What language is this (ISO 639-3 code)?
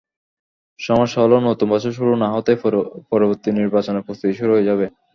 ben